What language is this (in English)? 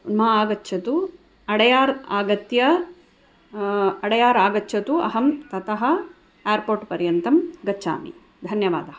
Sanskrit